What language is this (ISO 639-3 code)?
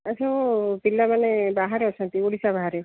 ori